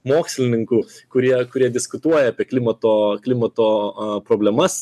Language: Lithuanian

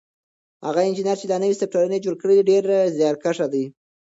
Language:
Pashto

